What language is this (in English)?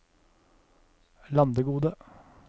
Norwegian